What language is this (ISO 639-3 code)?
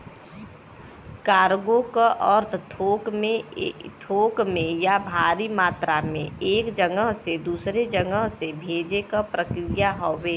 bho